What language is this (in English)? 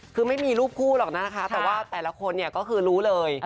Thai